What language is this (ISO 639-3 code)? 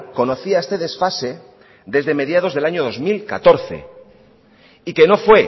spa